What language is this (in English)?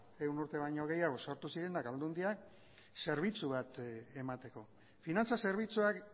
Basque